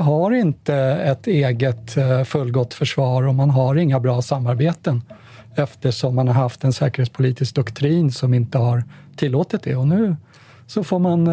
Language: Swedish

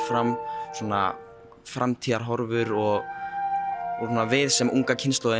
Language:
Icelandic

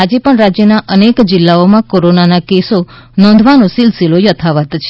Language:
Gujarati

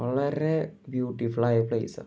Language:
Malayalam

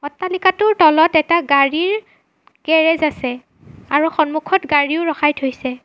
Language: Assamese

